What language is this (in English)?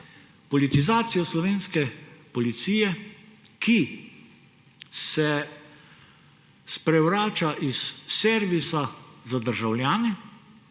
Slovenian